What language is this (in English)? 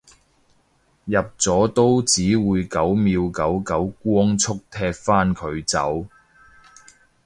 Cantonese